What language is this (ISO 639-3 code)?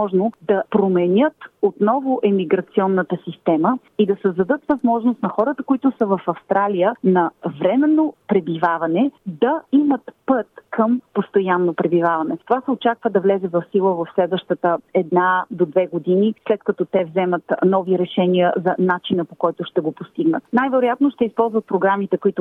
bul